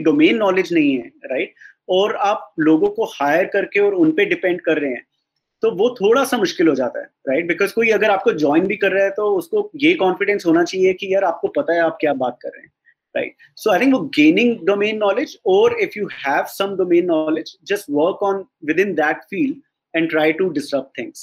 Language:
Hindi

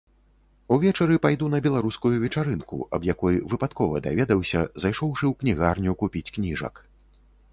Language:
Belarusian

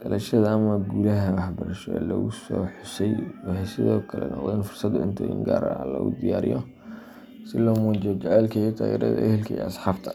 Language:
Somali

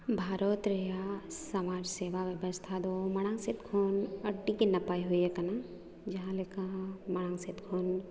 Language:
Santali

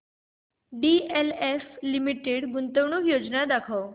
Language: Marathi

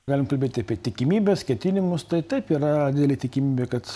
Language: Lithuanian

